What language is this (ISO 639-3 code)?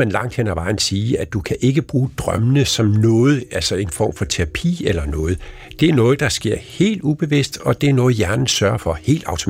dan